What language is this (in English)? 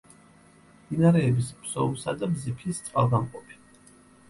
Georgian